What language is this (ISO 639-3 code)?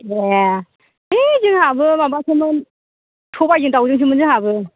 brx